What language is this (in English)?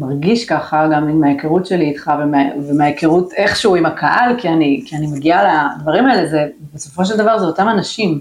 Hebrew